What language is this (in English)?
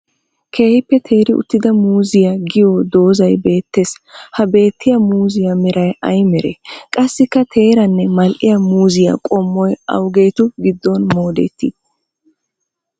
Wolaytta